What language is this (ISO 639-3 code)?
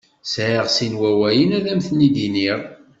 kab